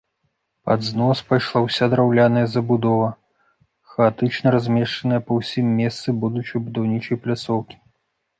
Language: Belarusian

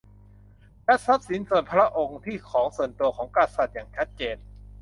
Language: Thai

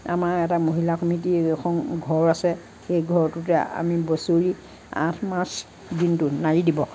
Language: Assamese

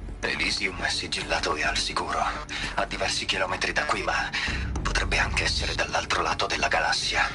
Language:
Italian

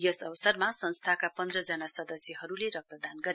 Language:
Nepali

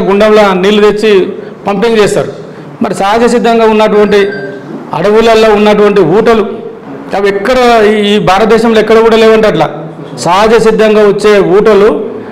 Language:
Telugu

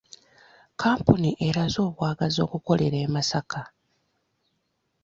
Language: Ganda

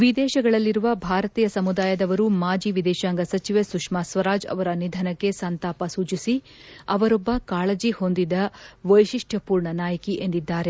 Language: Kannada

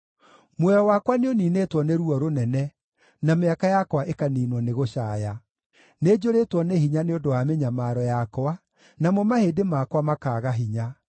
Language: Kikuyu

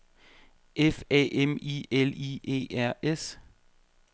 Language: Danish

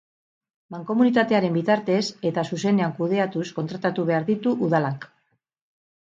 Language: Basque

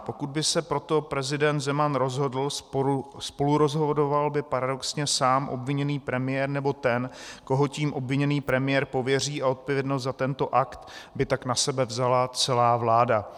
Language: Czech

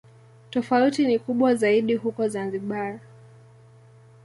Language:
Swahili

